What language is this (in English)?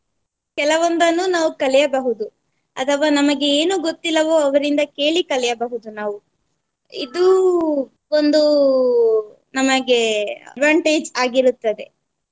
Kannada